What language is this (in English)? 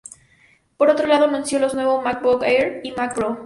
Spanish